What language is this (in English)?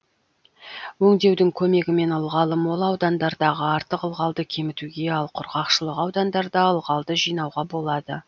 Kazakh